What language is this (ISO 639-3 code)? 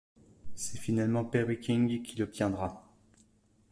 fra